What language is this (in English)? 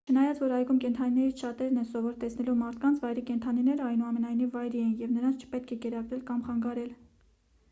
Armenian